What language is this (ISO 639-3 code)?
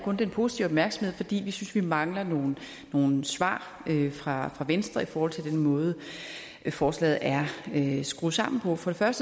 dan